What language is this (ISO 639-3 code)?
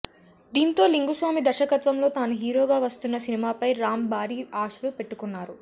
tel